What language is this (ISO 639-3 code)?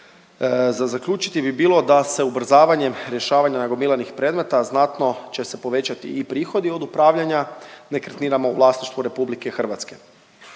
hrv